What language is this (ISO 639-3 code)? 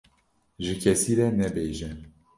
kur